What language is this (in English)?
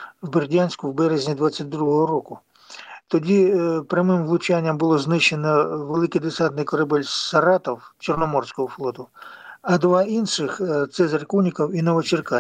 Ukrainian